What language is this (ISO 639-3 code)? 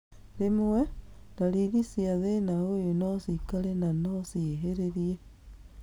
kik